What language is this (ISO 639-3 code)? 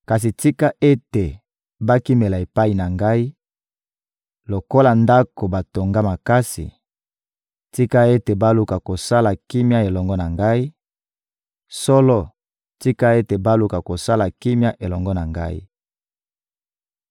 lin